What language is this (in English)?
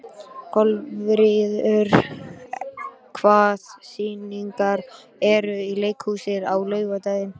Icelandic